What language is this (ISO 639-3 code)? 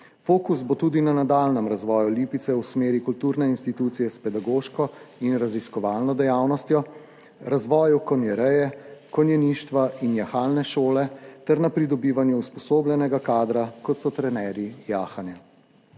slv